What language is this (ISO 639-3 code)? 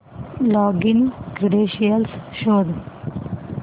mar